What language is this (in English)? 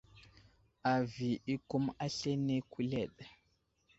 Wuzlam